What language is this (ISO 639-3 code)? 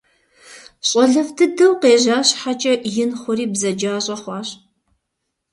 kbd